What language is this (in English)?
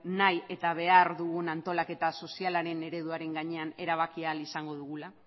Basque